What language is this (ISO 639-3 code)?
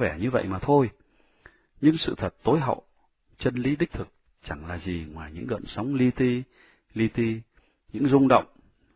vie